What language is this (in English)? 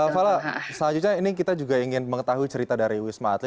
Indonesian